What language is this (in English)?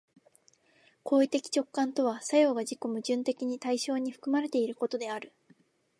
Japanese